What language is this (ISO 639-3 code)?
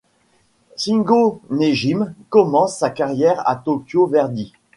fra